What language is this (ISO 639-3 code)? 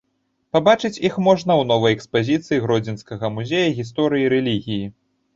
bel